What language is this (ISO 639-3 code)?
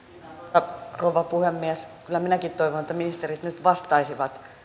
fin